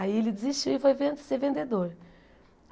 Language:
Portuguese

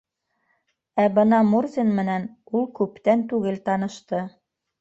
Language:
Bashkir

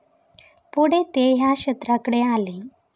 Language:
Marathi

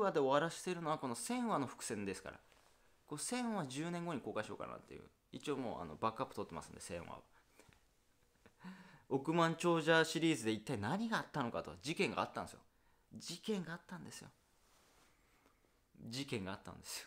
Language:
Japanese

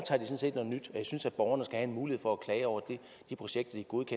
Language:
Danish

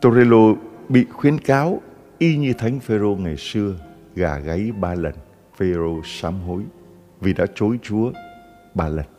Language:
Vietnamese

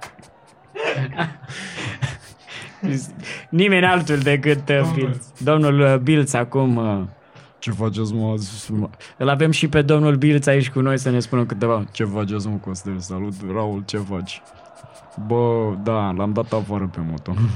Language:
Romanian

